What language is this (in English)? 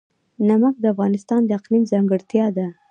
Pashto